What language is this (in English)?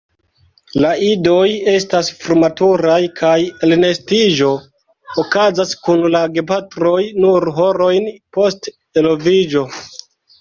Esperanto